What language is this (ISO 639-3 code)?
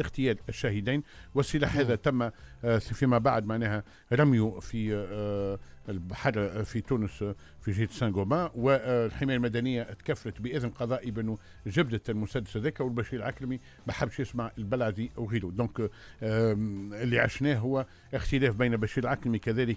ara